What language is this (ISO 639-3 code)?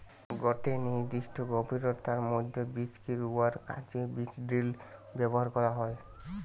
ben